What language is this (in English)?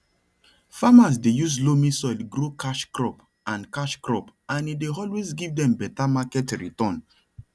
Nigerian Pidgin